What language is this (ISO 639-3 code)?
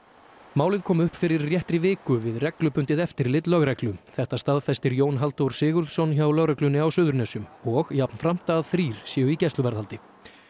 isl